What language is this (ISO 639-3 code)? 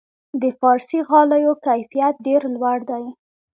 pus